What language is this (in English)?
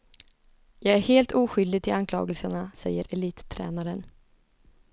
Swedish